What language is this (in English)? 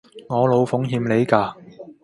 Cantonese